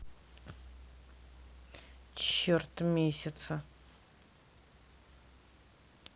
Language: Russian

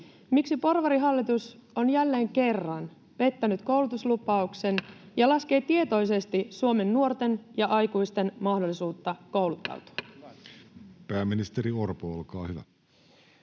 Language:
Finnish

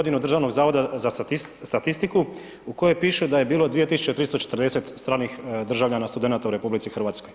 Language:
Croatian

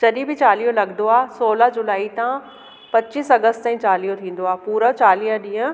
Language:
Sindhi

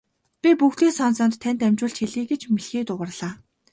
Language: Mongolian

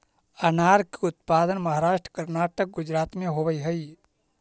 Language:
Magahi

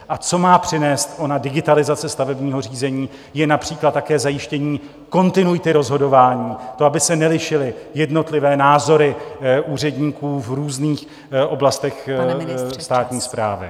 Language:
Czech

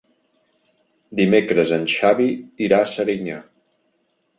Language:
Catalan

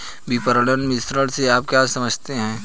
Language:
Hindi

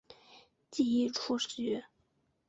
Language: Chinese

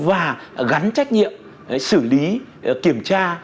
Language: Vietnamese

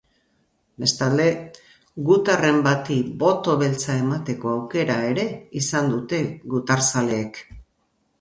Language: Basque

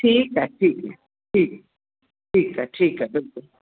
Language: Sindhi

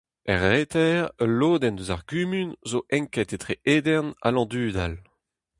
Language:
Breton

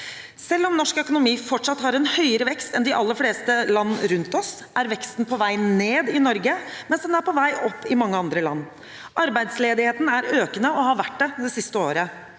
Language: Norwegian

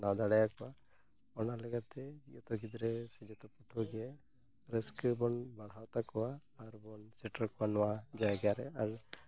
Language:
Santali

